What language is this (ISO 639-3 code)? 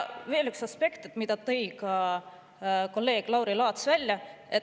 est